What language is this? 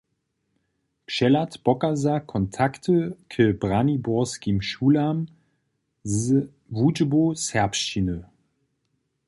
Upper Sorbian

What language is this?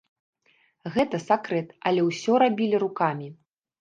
Belarusian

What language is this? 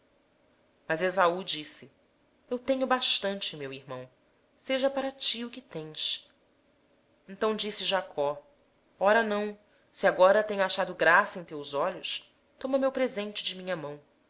Portuguese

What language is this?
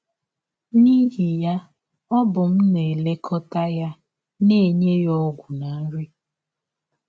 Igbo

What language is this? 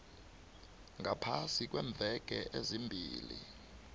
South Ndebele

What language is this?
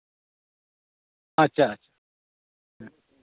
Santali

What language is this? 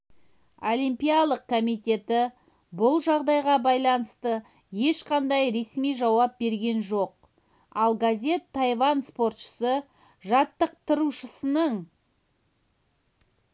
Kazakh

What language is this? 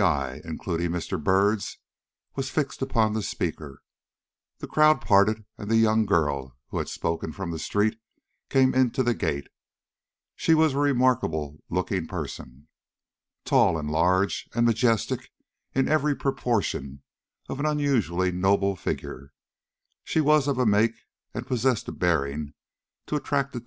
English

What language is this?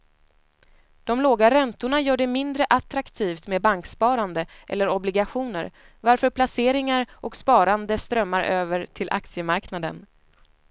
Swedish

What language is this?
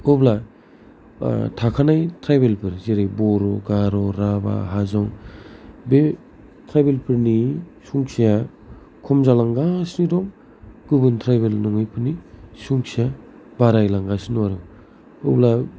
Bodo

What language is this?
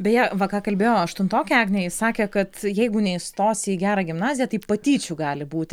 Lithuanian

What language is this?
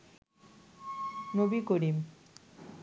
Bangla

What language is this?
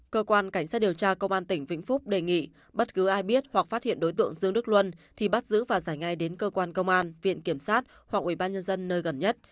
Vietnamese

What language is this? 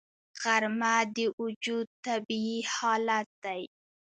Pashto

